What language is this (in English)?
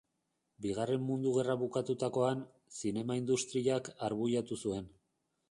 Basque